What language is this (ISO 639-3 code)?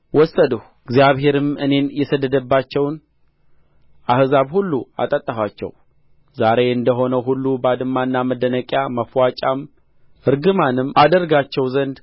amh